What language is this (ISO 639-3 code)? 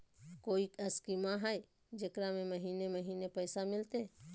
mag